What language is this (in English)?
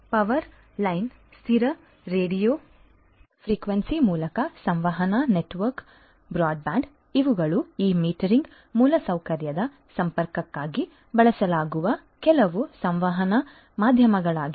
Kannada